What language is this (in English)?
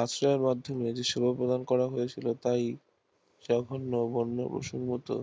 Bangla